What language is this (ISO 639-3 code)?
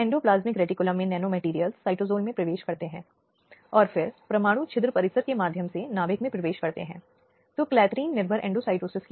hin